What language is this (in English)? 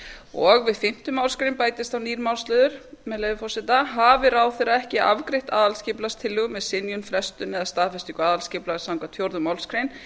Icelandic